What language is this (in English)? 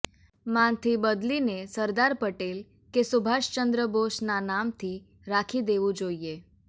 Gujarati